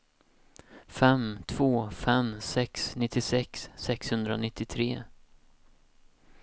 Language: Swedish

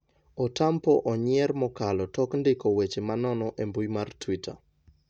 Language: Luo (Kenya and Tanzania)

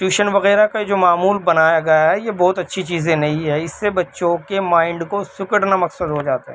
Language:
Urdu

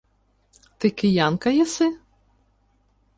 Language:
Ukrainian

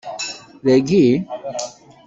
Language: Kabyle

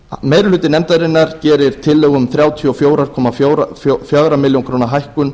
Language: Icelandic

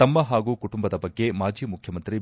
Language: Kannada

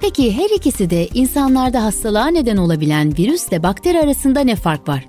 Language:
Turkish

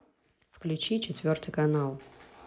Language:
Russian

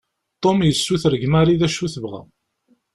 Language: Kabyle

